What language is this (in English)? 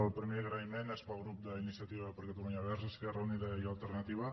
Catalan